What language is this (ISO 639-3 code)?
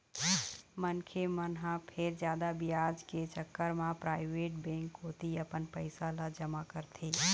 hne